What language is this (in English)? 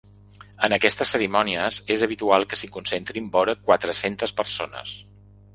Catalan